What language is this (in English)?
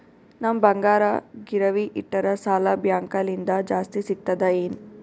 Kannada